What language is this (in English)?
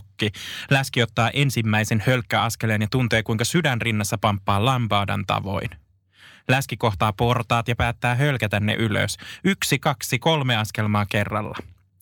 Finnish